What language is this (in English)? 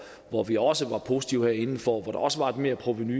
Danish